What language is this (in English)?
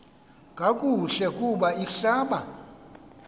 Xhosa